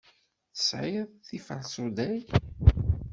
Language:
Kabyle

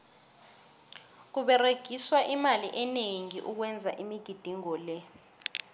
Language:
South Ndebele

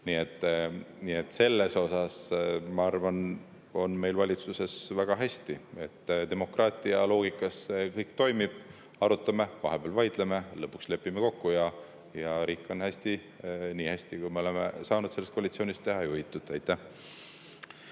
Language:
Estonian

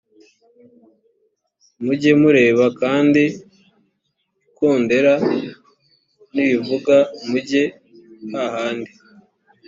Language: Kinyarwanda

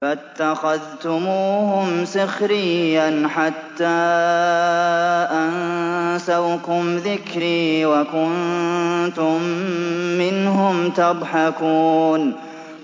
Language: Arabic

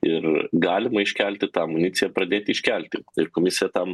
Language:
Lithuanian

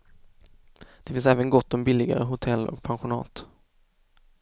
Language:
Swedish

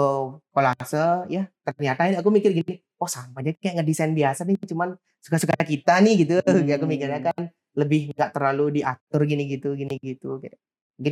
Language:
Indonesian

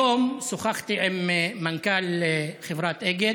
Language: Hebrew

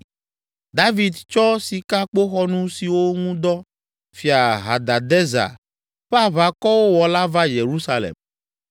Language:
Ewe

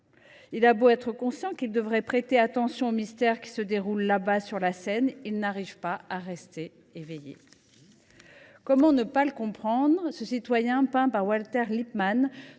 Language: French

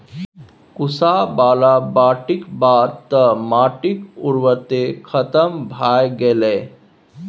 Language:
Maithili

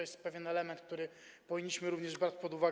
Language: Polish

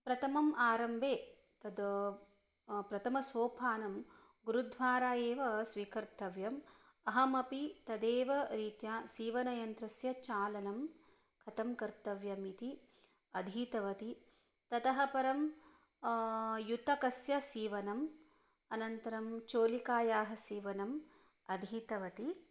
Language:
Sanskrit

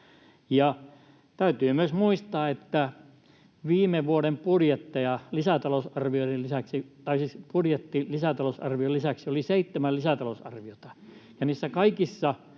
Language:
Finnish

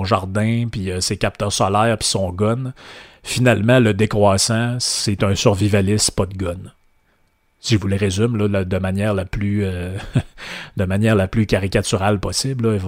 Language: French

